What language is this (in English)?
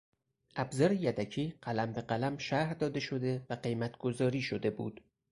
Persian